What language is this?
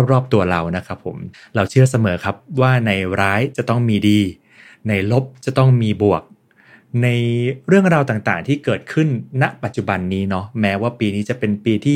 Thai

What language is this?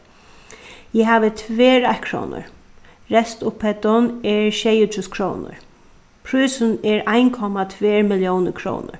Faroese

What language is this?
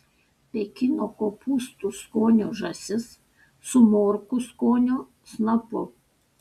Lithuanian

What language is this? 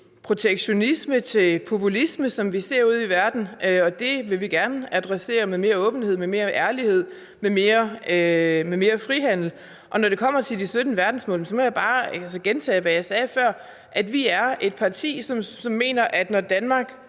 Danish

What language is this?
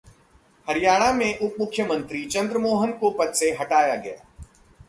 Hindi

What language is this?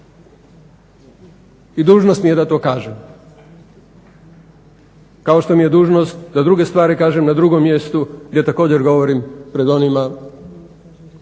Croatian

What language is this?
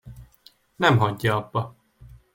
Hungarian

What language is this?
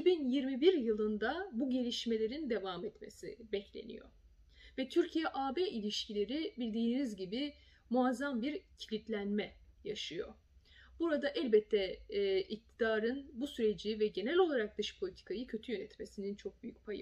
Turkish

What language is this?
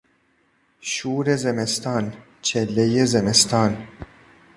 Persian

